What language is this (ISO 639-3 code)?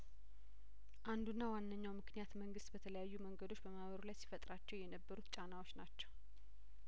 amh